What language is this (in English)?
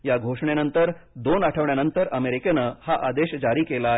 Marathi